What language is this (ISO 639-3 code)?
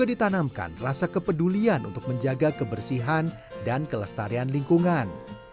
ind